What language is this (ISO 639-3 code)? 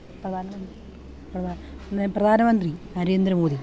mal